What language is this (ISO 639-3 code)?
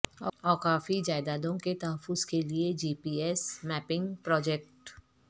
urd